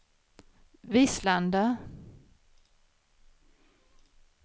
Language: Swedish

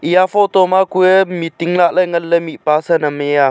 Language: Wancho Naga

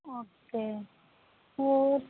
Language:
Punjabi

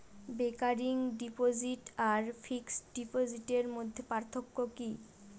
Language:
Bangla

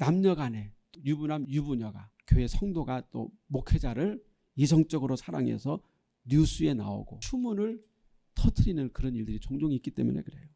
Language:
Korean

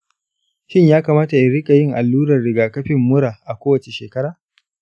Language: Hausa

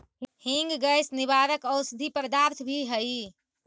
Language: Magahi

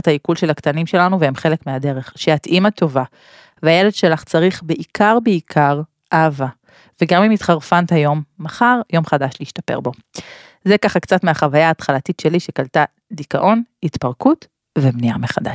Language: Hebrew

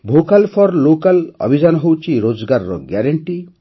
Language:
Odia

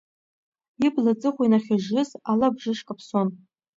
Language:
Abkhazian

